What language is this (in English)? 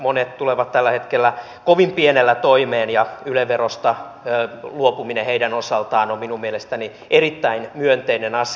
Finnish